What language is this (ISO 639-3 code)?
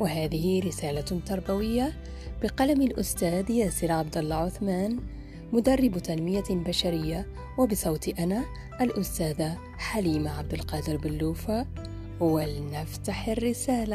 ara